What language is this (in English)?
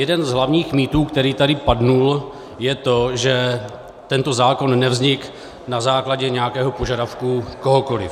Czech